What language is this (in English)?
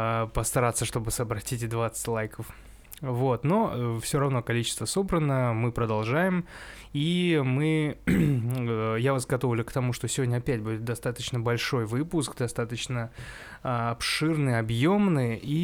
Russian